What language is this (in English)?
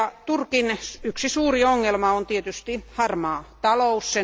Finnish